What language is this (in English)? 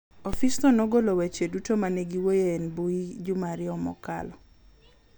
Luo (Kenya and Tanzania)